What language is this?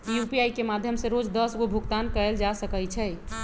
Magahi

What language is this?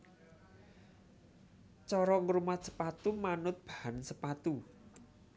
Javanese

